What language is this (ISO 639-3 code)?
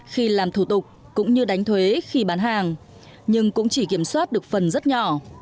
vie